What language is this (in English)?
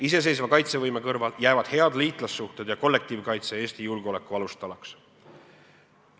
Estonian